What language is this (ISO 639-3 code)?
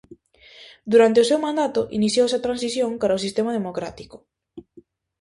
glg